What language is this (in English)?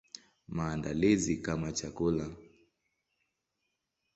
Swahili